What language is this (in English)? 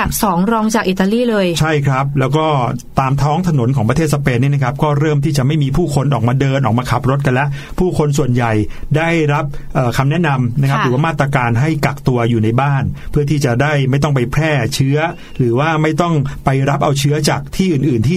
Thai